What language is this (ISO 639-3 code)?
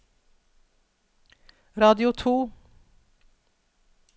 nor